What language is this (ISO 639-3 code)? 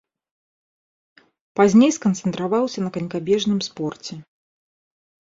bel